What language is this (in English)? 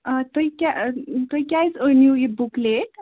Kashmiri